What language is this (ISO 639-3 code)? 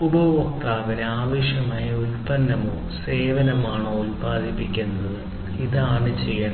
mal